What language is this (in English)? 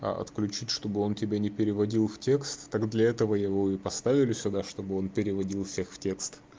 Russian